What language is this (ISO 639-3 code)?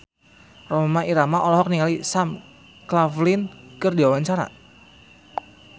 sun